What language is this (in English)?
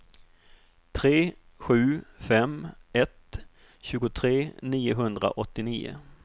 Swedish